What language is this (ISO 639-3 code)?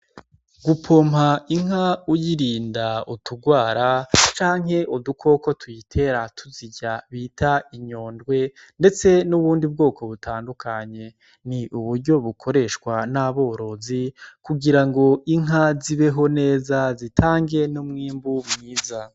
run